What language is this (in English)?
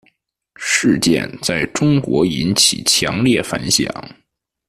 Chinese